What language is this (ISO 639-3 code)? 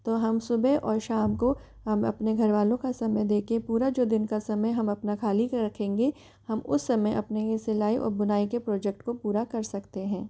hin